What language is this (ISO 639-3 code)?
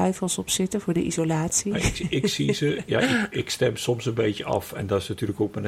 nld